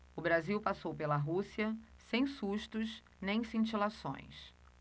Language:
Portuguese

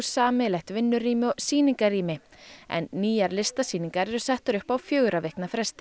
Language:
Icelandic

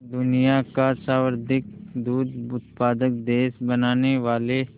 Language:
Hindi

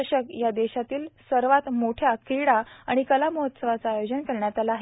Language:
Marathi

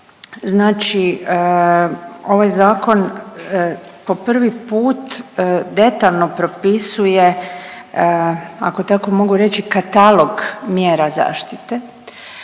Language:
Croatian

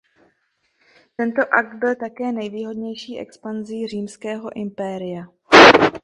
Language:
Czech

